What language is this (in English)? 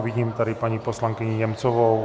Czech